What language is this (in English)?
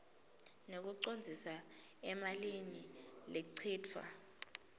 Swati